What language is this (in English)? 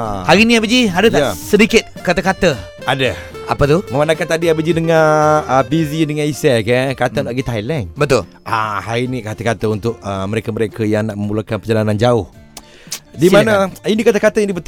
Malay